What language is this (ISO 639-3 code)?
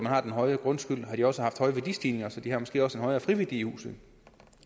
dan